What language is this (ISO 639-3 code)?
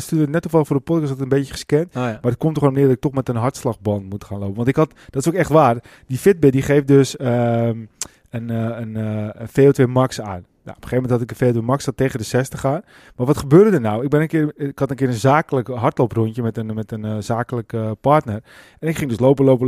nld